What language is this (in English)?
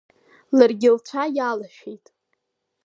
Abkhazian